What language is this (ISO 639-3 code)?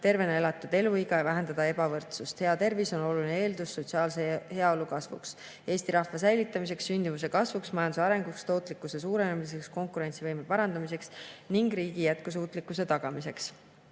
est